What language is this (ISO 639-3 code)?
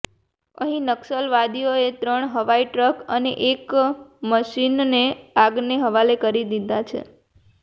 guj